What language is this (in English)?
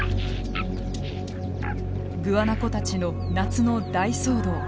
Japanese